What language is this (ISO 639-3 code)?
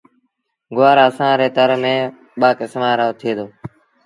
sbn